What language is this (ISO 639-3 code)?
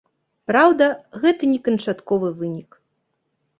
bel